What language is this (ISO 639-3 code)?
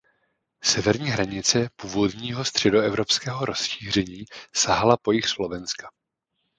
ces